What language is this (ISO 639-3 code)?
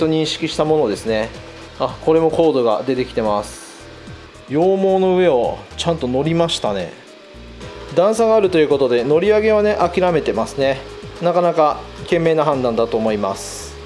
jpn